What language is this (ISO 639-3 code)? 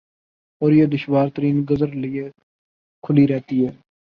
urd